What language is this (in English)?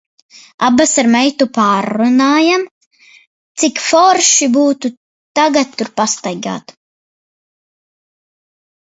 Latvian